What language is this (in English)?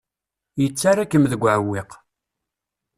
Kabyle